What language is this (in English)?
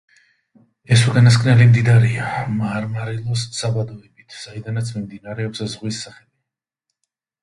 Georgian